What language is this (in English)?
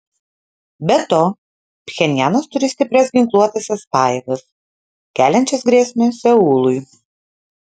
Lithuanian